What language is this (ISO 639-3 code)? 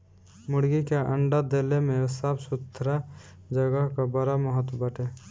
bho